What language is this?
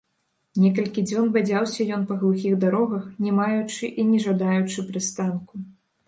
Belarusian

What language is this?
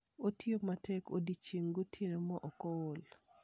Luo (Kenya and Tanzania)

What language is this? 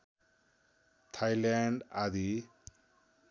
Nepali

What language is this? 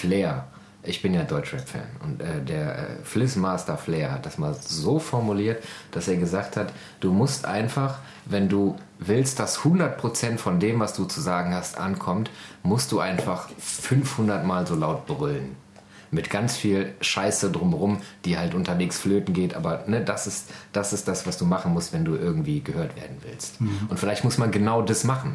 German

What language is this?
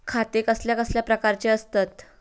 Marathi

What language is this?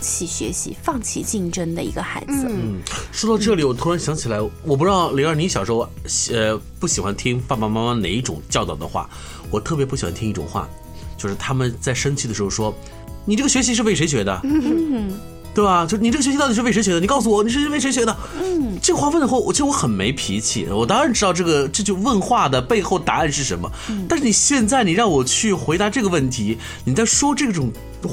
Chinese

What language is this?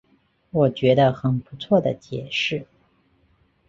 Chinese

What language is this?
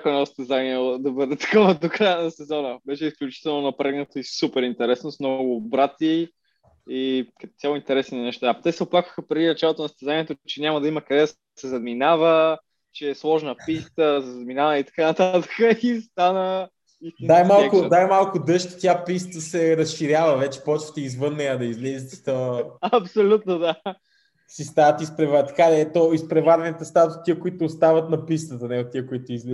Bulgarian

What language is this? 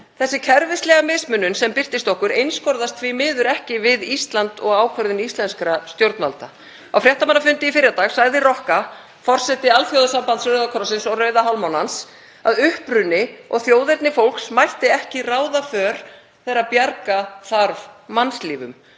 Icelandic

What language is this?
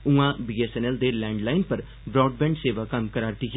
Dogri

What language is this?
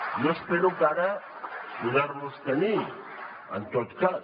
Catalan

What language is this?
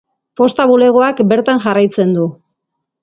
Basque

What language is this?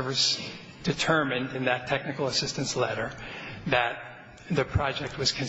English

